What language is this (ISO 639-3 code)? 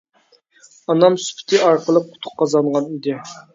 uig